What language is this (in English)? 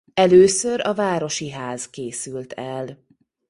Hungarian